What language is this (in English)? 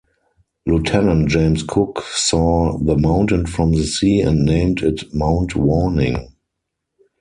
English